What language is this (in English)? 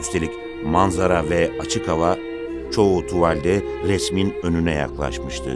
Turkish